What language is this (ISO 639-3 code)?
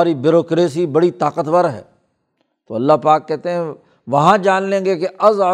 urd